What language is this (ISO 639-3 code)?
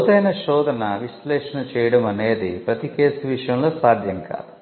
tel